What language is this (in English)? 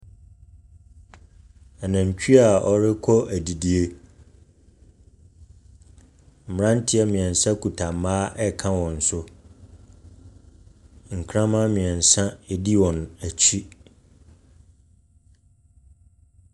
Akan